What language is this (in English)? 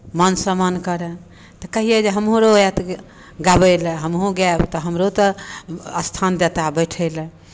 Maithili